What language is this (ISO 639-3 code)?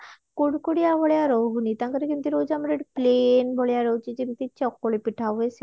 ori